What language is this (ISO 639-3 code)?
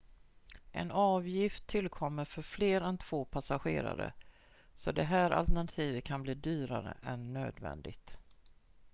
swe